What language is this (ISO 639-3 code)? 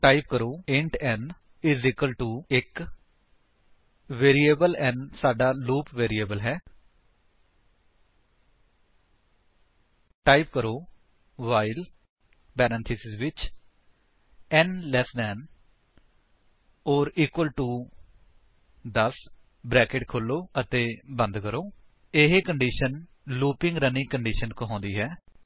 pan